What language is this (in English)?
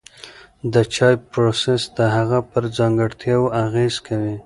Pashto